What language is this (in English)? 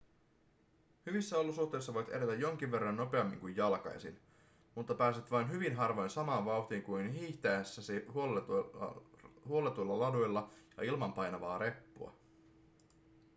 Finnish